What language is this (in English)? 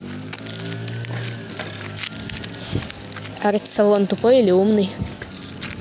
Russian